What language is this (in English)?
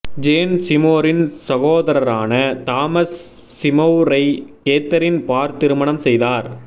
Tamil